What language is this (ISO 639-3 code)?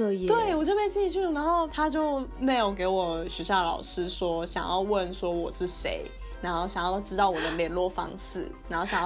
zho